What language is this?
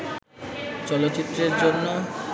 Bangla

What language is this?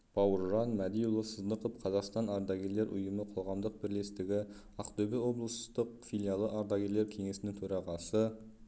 Kazakh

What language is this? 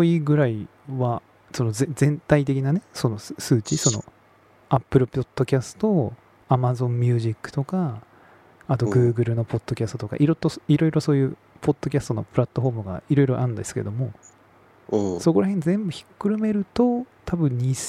Japanese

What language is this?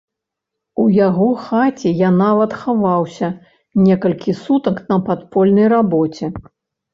Belarusian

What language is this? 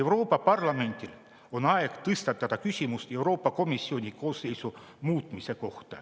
Estonian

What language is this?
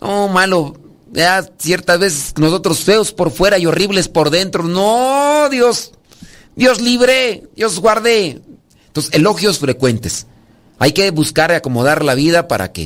Spanish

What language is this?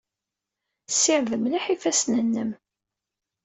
Kabyle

